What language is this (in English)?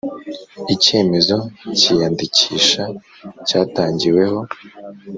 Kinyarwanda